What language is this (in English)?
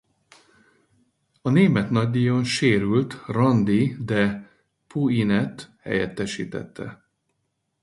Hungarian